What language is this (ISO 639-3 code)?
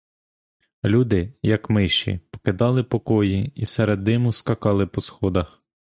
ukr